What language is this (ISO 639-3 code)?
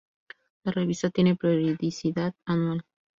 spa